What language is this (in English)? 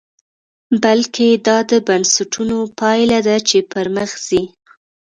Pashto